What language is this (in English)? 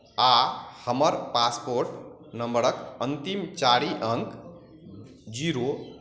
Maithili